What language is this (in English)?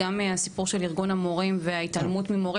Hebrew